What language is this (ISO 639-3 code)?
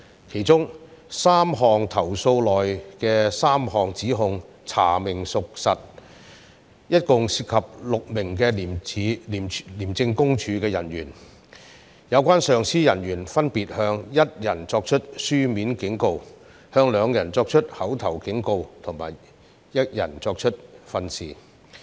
yue